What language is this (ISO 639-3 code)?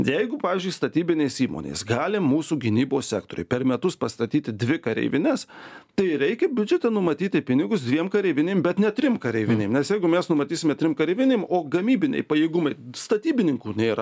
lit